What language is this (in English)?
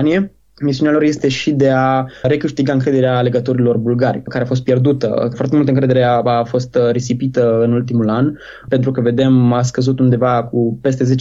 Romanian